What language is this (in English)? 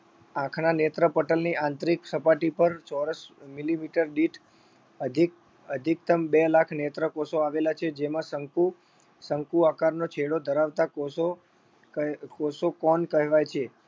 Gujarati